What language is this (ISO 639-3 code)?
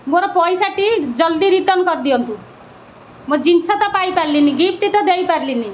ori